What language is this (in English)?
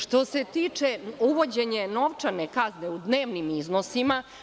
Serbian